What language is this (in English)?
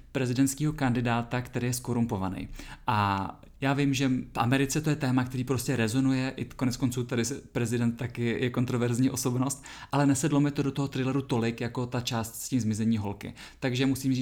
Czech